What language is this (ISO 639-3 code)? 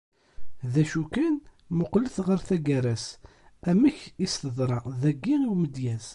kab